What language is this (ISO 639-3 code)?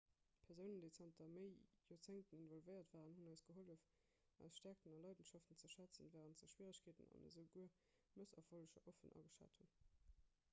ltz